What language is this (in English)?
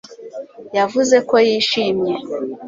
Kinyarwanda